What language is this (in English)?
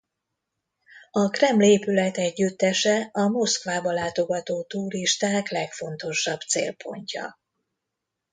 Hungarian